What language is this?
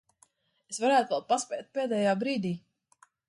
Latvian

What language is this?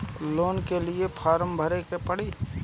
Bhojpuri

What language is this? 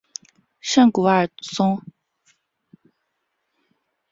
Chinese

